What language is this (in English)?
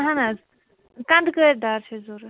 Kashmiri